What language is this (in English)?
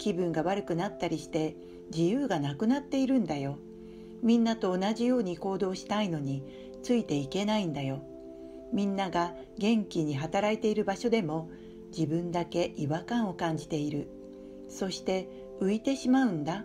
Japanese